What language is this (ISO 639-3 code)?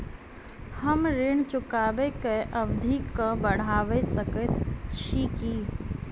mai